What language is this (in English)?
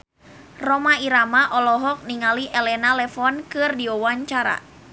Sundanese